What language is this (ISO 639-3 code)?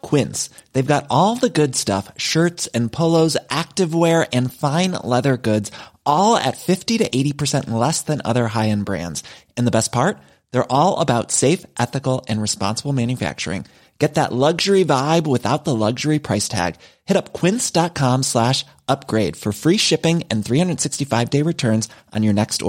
fas